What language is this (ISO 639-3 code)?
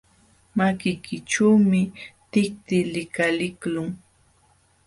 qxw